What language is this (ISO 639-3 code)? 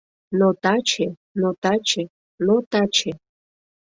chm